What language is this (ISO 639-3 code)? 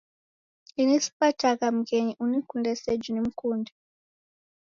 dav